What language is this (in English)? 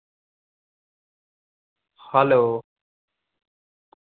Dogri